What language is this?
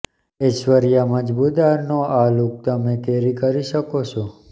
Gujarati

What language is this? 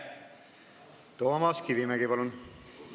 Estonian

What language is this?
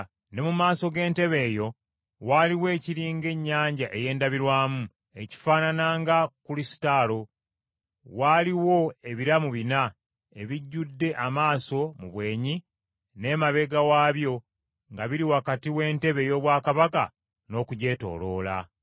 Ganda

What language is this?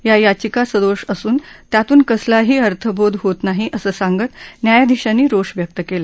Marathi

